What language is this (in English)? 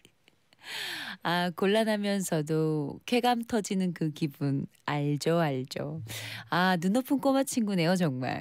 Korean